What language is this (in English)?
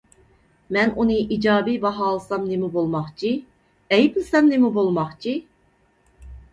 Uyghur